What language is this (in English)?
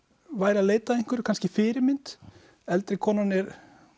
Icelandic